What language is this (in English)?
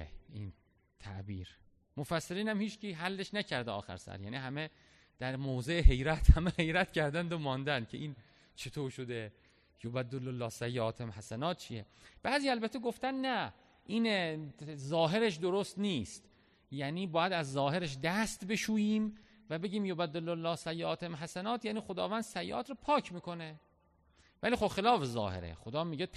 Persian